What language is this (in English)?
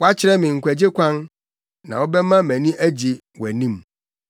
Akan